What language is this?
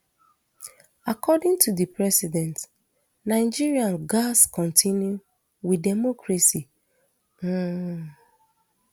Nigerian Pidgin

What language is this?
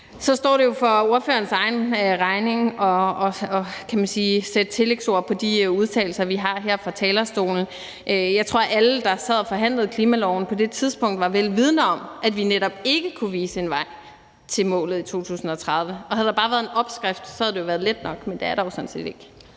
Danish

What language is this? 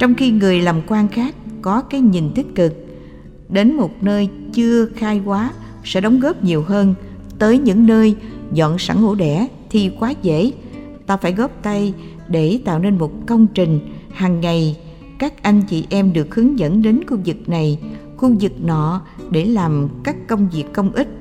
Vietnamese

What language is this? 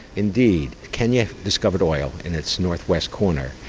English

